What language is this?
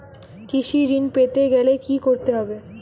Bangla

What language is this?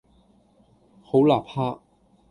Cantonese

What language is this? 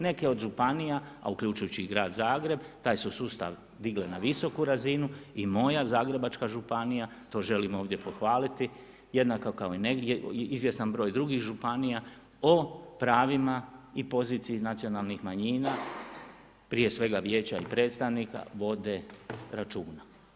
Croatian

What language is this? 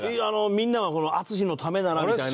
Japanese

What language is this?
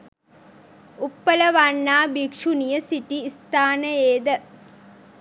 Sinhala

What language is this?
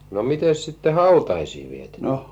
Finnish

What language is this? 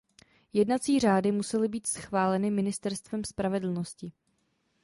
Czech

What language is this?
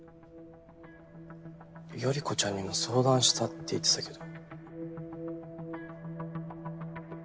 Japanese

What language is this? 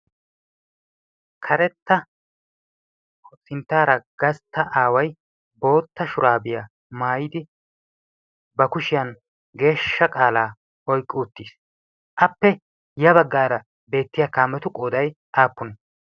Wolaytta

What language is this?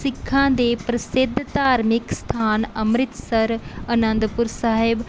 Punjabi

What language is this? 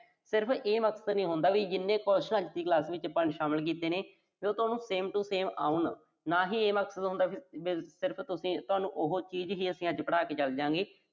Punjabi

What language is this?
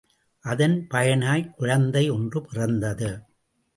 Tamil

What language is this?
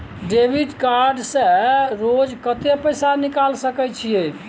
Maithili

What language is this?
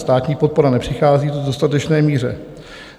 Czech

